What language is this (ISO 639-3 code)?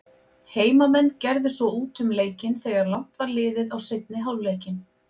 isl